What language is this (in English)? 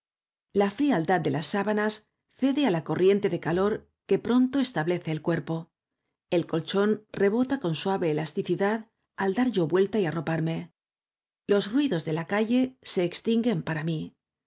Spanish